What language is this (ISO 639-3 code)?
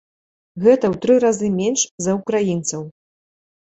bel